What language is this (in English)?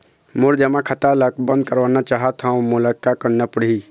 Chhattisgarhi